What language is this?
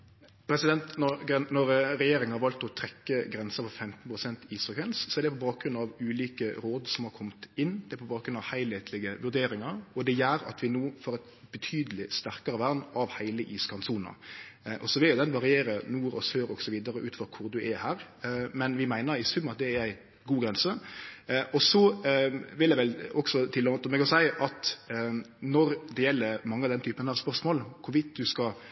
Norwegian Nynorsk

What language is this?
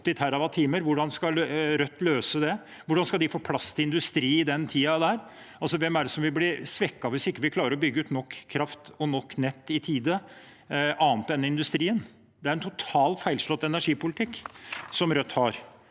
Norwegian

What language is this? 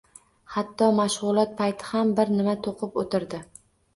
Uzbek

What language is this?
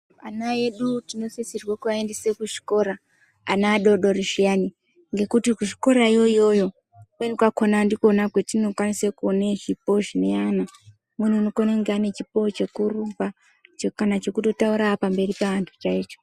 Ndau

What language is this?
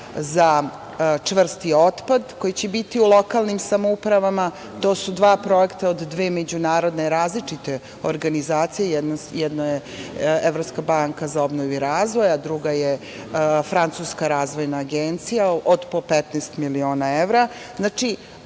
Serbian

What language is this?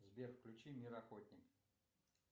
Russian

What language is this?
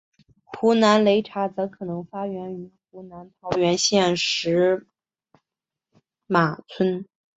Chinese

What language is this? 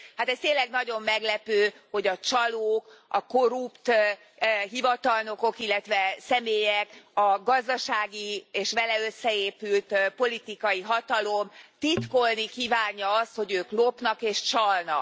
Hungarian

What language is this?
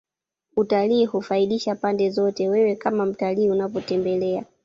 Swahili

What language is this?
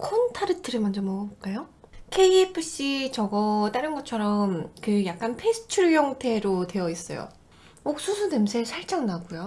Korean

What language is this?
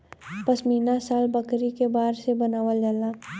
Bhojpuri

